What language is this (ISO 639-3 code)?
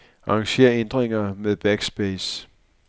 dan